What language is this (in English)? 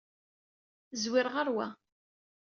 Kabyle